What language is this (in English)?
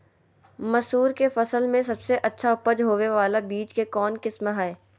Magahi